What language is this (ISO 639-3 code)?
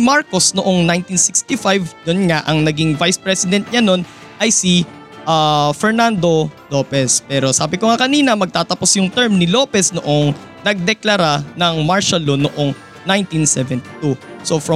fil